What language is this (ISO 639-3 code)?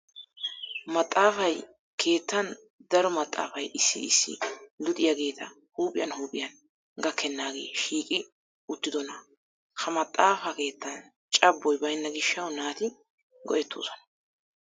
wal